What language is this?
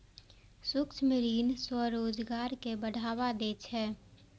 Maithili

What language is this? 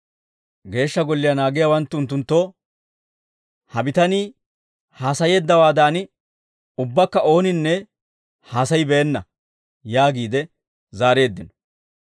Dawro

